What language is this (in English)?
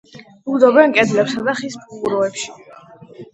Georgian